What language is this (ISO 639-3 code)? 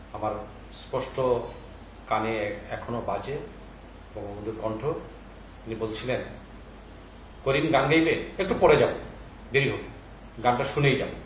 ben